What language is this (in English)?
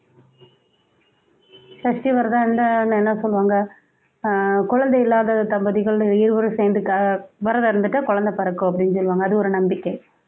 Tamil